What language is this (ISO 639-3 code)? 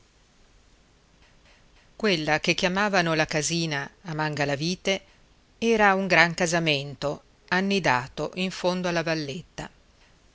ita